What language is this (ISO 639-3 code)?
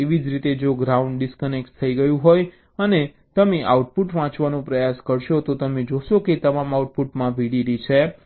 guj